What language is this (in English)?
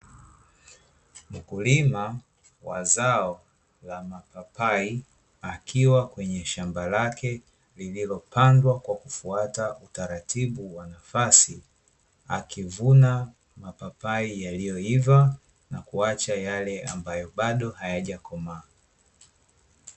Swahili